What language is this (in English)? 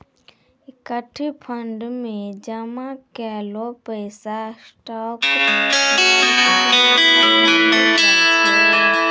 Maithili